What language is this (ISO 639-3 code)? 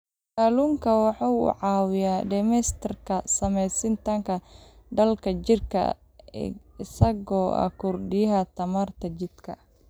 som